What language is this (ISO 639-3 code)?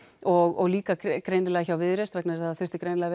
isl